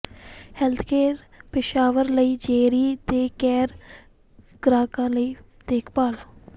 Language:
Punjabi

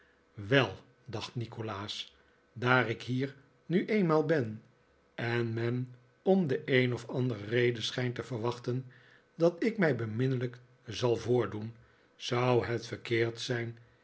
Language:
Dutch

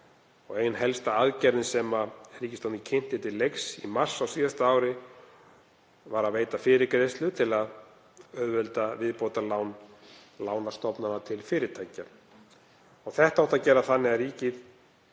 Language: Icelandic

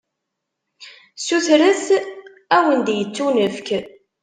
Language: Kabyle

